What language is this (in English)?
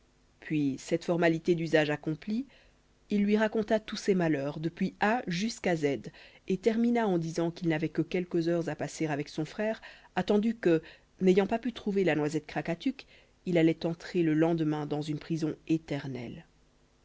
French